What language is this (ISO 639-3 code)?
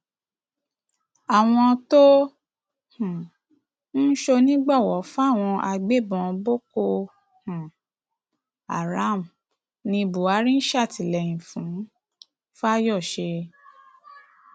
yor